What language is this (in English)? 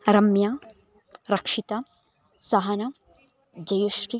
Sanskrit